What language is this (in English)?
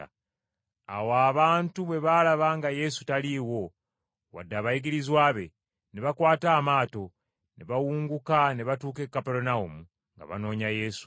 Ganda